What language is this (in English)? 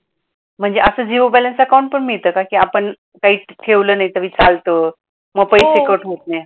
Marathi